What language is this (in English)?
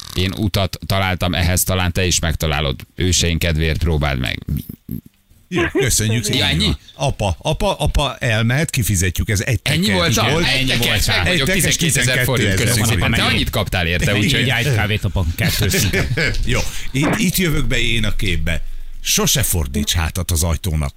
Hungarian